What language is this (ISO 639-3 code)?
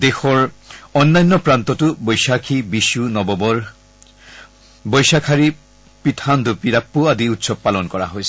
asm